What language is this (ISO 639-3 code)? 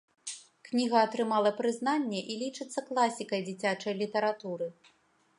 bel